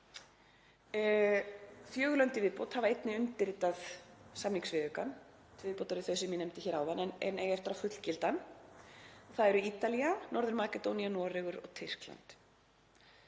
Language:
Icelandic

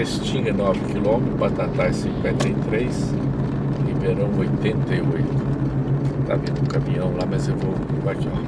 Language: Portuguese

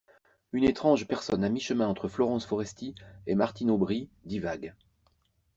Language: French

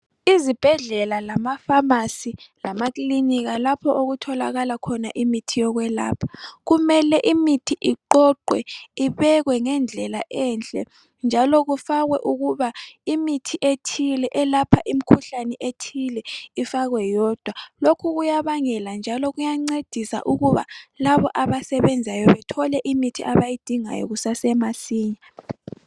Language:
North Ndebele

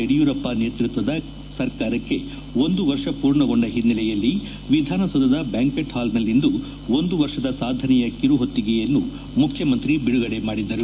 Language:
Kannada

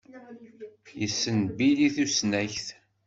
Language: Kabyle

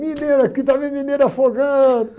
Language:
Portuguese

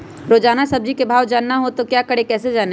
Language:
Magahi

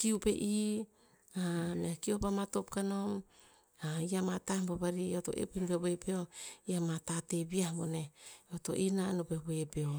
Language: Tinputz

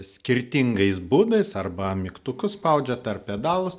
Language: Lithuanian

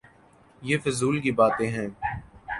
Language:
Urdu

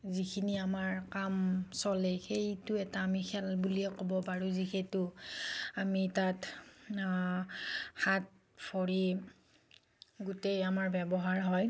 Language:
Assamese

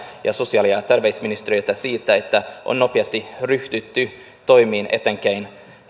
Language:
Finnish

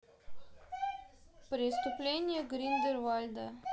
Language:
Russian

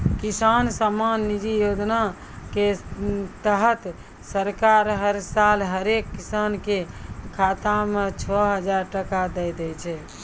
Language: Maithili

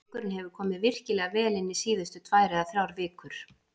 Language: Icelandic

